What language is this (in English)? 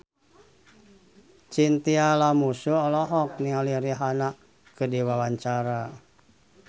Sundanese